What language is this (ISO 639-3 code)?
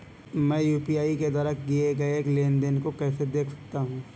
hin